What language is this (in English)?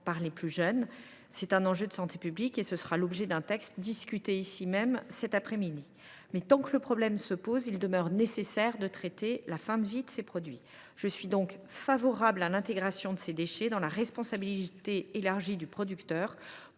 French